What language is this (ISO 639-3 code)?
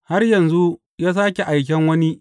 hau